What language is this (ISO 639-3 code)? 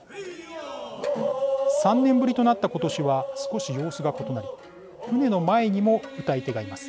jpn